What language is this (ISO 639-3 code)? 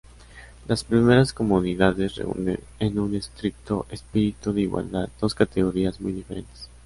spa